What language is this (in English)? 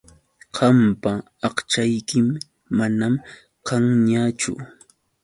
Yauyos Quechua